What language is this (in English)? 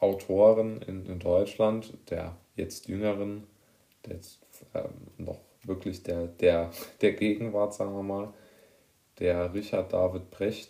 German